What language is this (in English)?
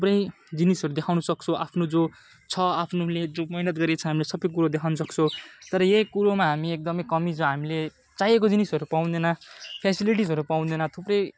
Nepali